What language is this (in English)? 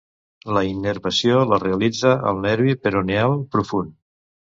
Catalan